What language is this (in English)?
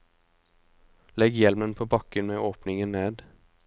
Norwegian